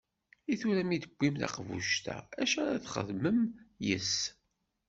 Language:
Kabyle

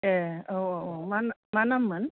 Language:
Bodo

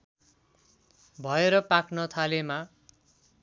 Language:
Nepali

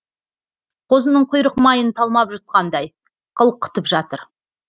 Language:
Kazakh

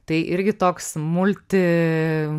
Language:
Lithuanian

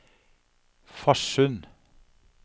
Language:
Norwegian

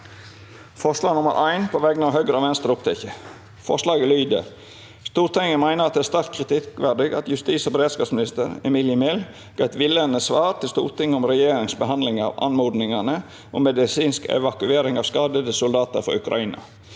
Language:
Norwegian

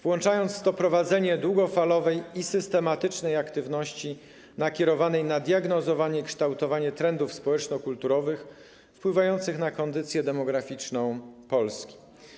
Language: Polish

